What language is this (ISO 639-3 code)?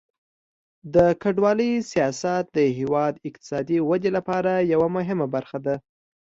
pus